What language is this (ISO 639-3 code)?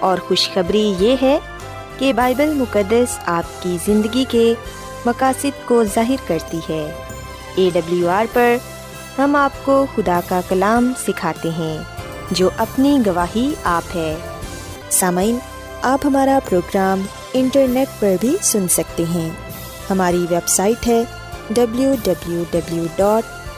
urd